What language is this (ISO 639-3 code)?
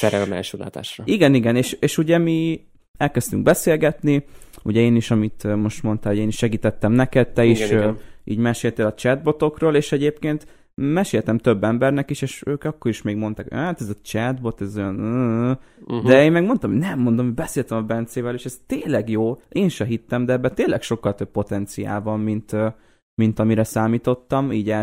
hun